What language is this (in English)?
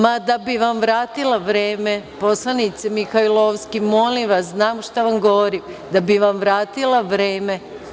Serbian